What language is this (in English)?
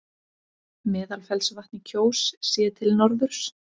Icelandic